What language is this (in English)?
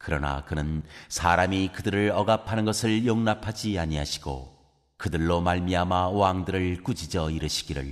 Korean